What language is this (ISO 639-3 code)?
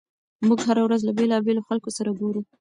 pus